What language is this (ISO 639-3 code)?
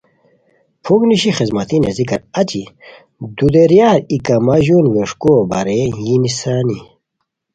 khw